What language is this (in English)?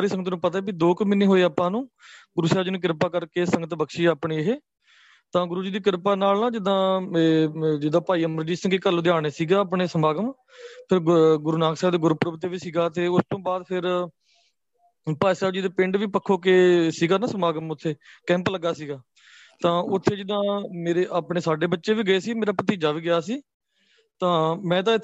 Punjabi